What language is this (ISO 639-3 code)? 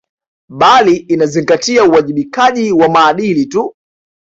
swa